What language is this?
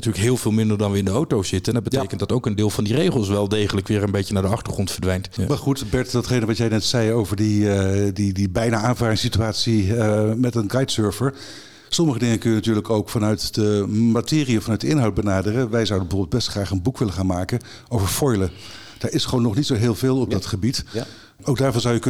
Dutch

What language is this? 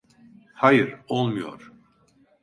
Turkish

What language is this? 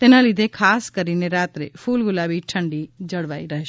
Gujarati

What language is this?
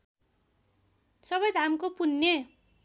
Nepali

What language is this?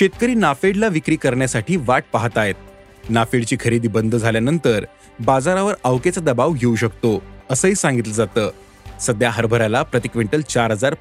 Marathi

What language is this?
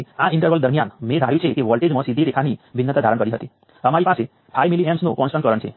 Gujarati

